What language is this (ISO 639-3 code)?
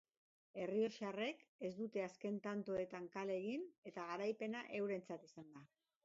eus